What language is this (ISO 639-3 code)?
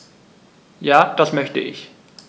deu